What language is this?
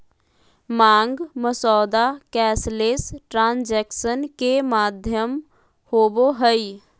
Magahi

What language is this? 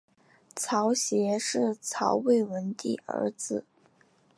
Chinese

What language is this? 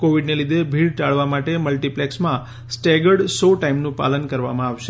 Gujarati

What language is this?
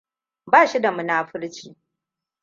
Hausa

